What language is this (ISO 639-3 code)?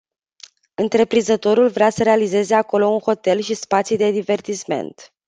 ron